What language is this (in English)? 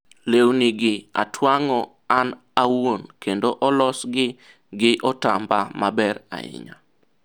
Luo (Kenya and Tanzania)